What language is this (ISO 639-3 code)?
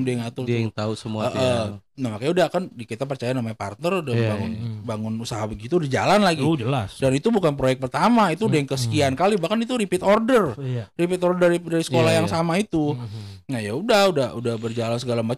ind